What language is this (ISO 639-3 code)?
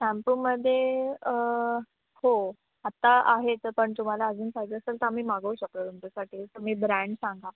mar